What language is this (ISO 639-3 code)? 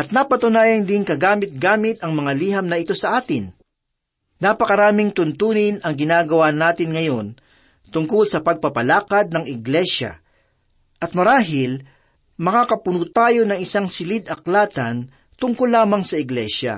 fil